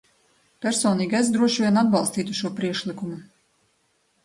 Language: Latvian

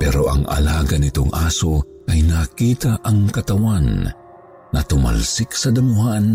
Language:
Filipino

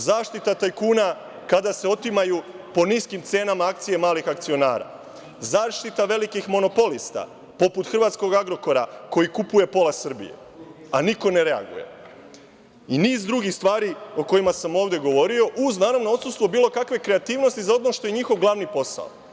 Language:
Serbian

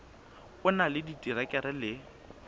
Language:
Southern Sotho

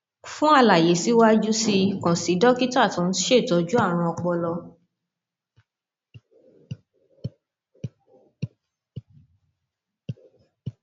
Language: Yoruba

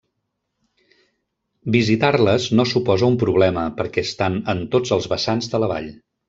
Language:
Catalan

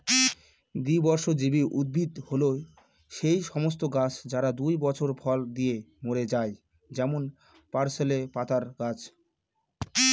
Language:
Bangla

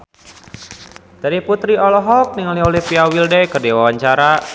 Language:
Sundanese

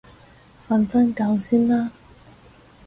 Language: Cantonese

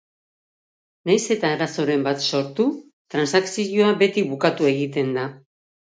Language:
Basque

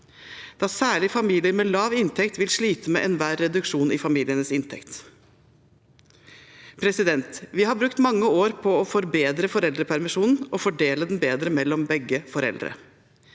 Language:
Norwegian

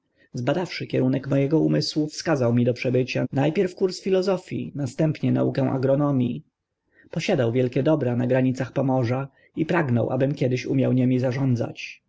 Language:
Polish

